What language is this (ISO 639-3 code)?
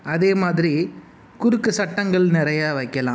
tam